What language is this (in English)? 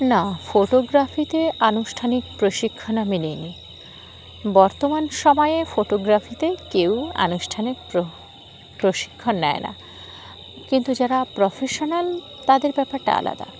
Bangla